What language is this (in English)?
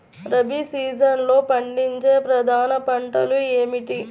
Telugu